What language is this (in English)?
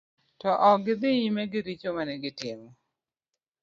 Luo (Kenya and Tanzania)